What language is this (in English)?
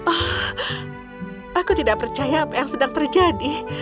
Indonesian